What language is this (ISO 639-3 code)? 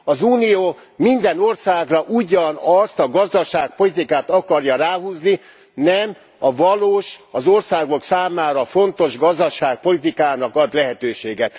hun